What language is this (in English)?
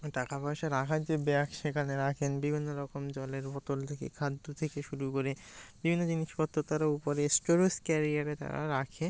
Bangla